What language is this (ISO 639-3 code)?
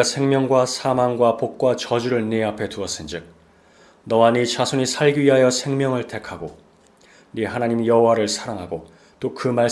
kor